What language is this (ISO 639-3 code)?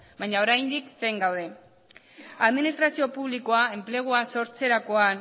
eus